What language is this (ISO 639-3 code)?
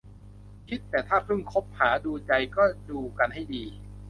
tha